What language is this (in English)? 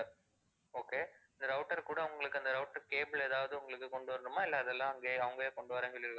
Tamil